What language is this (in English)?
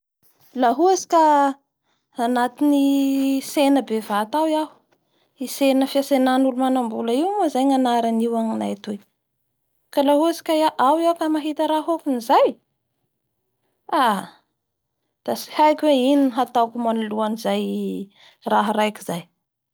Bara Malagasy